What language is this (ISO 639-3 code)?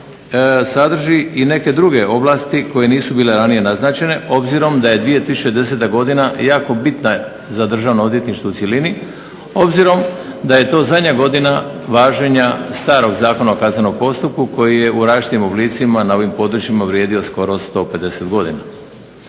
hrv